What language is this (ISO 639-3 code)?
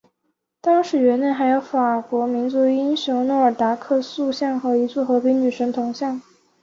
zho